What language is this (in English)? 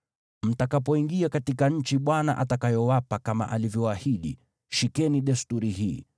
Swahili